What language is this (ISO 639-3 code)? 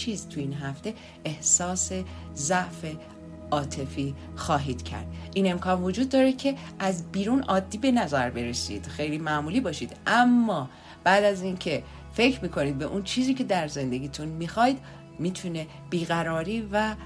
fas